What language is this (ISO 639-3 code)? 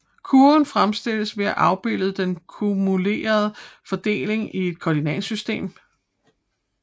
dan